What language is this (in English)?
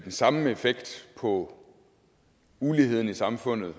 Danish